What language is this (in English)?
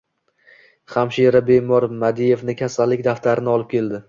Uzbek